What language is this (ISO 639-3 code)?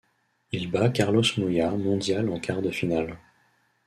fra